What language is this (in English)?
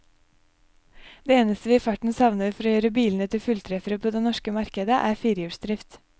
Norwegian